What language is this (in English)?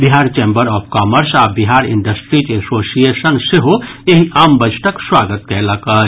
Maithili